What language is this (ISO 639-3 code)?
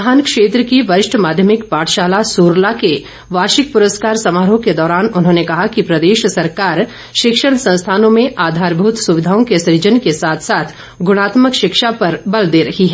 hin